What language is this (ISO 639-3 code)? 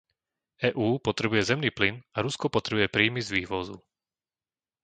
slk